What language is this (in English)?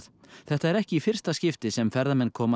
Icelandic